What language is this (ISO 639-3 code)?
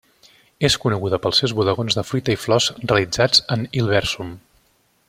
cat